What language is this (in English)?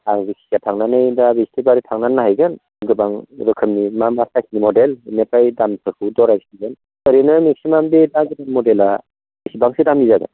Bodo